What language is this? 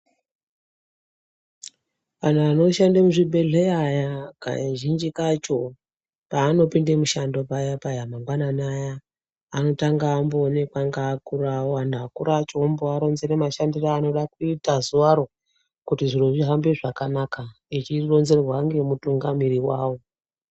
Ndau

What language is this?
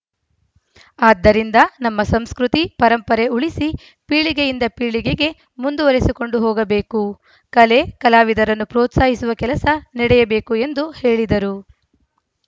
Kannada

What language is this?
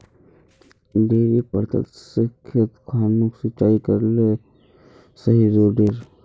Magahi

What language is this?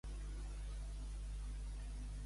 Catalan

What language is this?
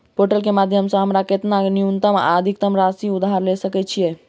Maithili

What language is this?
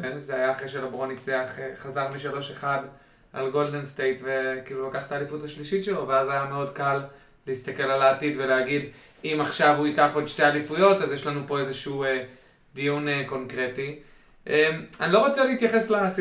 Hebrew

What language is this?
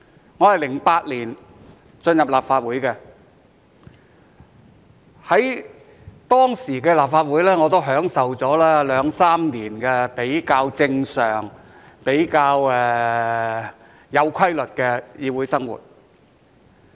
Cantonese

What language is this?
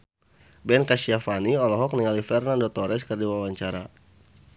Sundanese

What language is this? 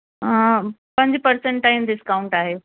Sindhi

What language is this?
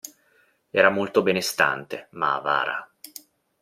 Italian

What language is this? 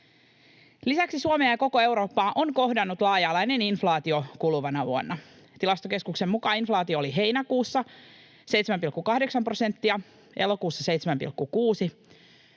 Finnish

